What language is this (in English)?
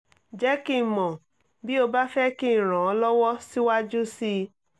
Yoruba